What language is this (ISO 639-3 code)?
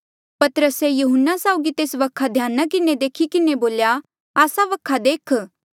mjl